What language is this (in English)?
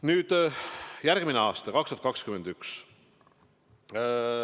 Estonian